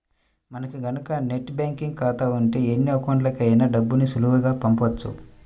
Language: Telugu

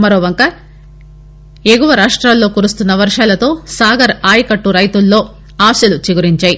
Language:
Telugu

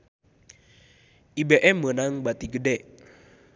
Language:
Sundanese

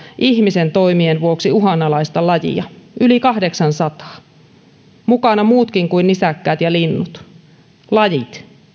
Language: Finnish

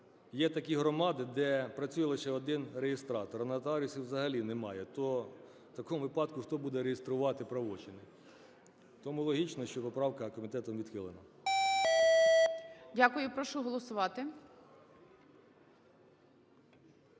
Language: Ukrainian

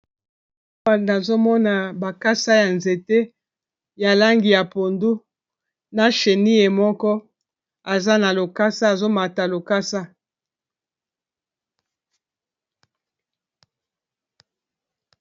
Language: Lingala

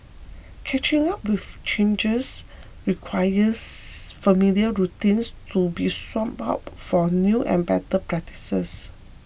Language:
English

